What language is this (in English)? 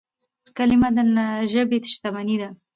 Pashto